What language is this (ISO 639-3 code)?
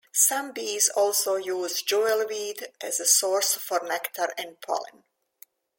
eng